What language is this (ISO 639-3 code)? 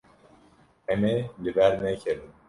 kur